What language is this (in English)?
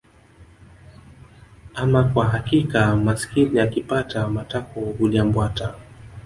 Swahili